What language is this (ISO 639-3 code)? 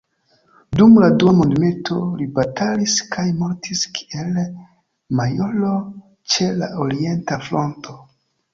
epo